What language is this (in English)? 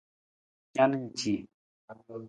Nawdm